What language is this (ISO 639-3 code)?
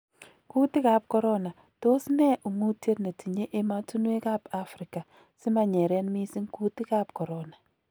kln